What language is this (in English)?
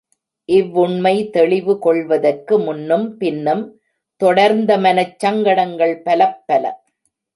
Tamil